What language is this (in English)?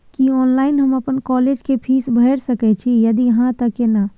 Maithili